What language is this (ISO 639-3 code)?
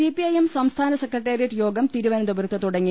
mal